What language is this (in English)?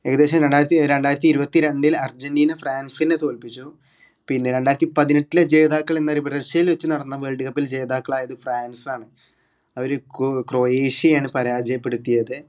Malayalam